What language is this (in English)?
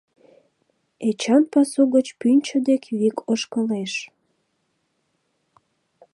Mari